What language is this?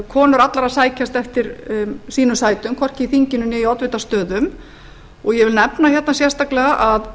Icelandic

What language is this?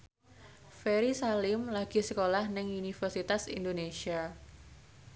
Javanese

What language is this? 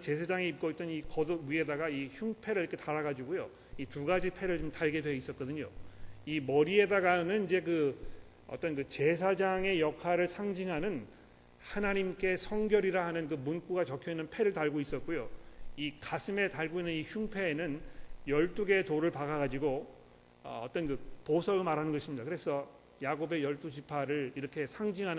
Korean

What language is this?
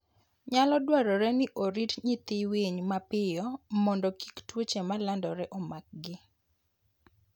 Luo (Kenya and Tanzania)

